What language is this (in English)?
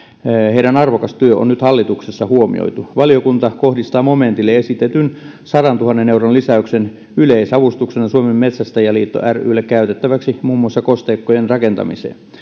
Finnish